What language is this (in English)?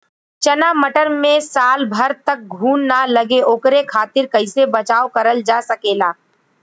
Bhojpuri